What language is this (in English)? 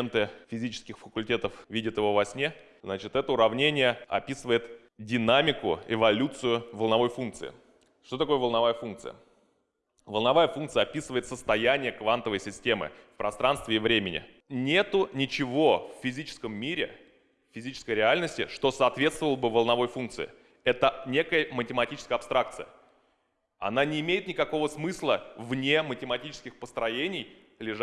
Russian